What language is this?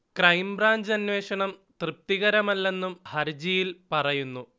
Malayalam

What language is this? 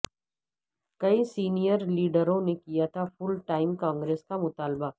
Urdu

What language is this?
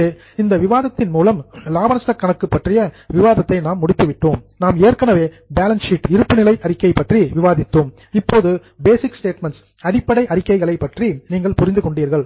Tamil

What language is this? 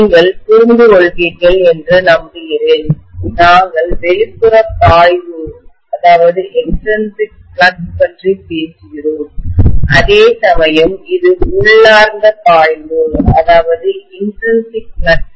Tamil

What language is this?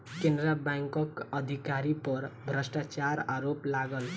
Maithili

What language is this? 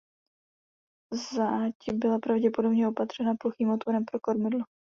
Czech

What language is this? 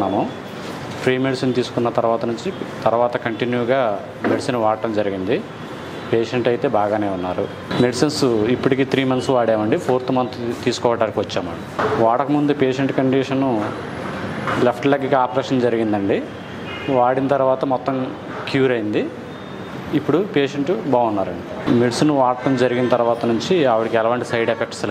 Thai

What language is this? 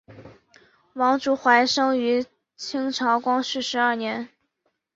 Chinese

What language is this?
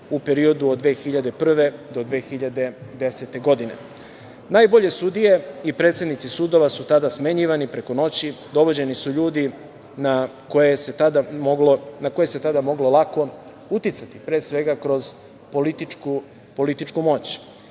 Serbian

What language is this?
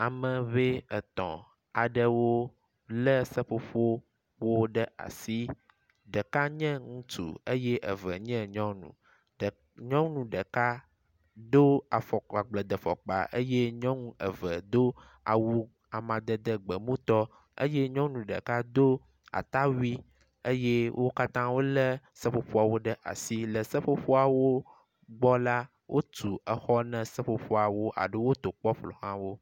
Ewe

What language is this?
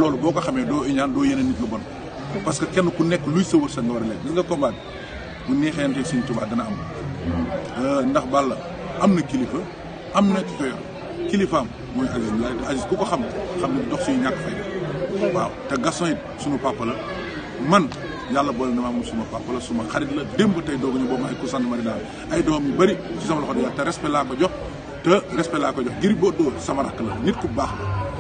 French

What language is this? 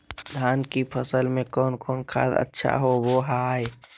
Magahi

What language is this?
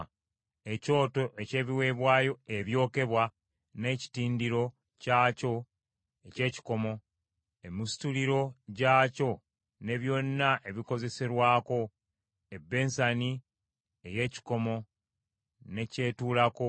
Ganda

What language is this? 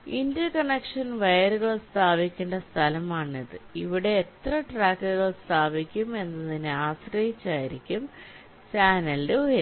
Malayalam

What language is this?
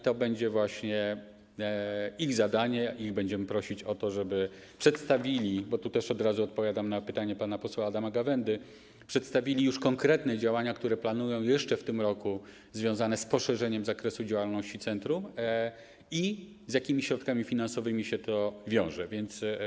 Polish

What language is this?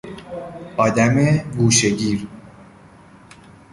Persian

